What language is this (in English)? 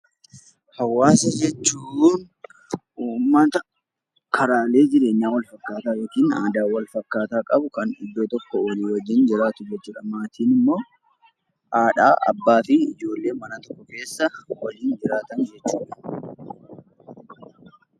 Oromo